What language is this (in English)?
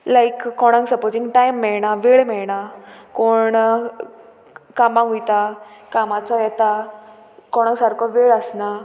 Konkani